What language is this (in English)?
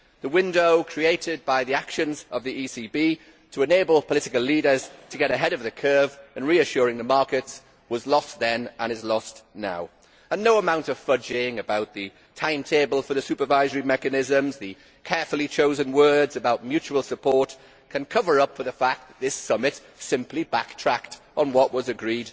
English